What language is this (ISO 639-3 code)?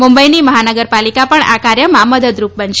guj